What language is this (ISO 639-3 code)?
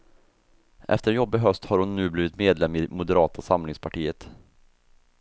swe